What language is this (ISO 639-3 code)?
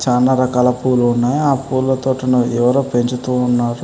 tel